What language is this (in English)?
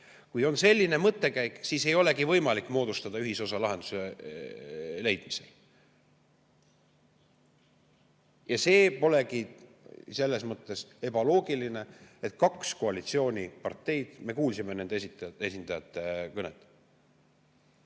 Estonian